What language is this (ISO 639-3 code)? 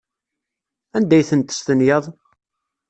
kab